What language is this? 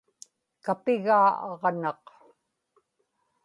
Inupiaq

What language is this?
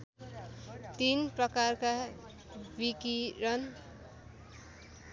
Nepali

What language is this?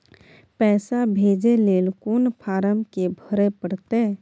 Maithili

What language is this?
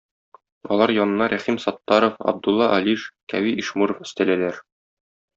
Tatar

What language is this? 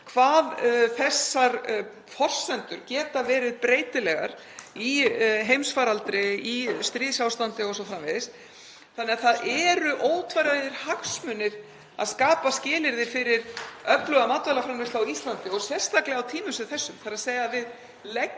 Icelandic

